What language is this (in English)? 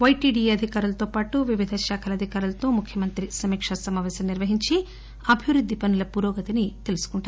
Telugu